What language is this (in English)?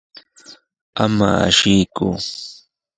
Sihuas Ancash Quechua